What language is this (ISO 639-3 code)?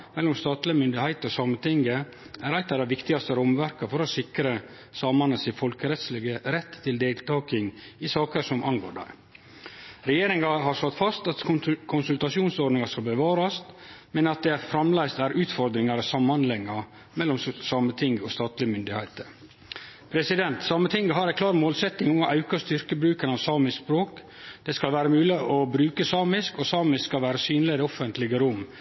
nno